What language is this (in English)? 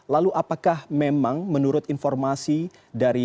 Indonesian